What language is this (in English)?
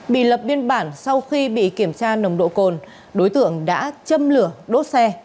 Vietnamese